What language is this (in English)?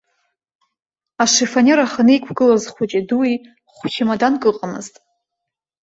Abkhazian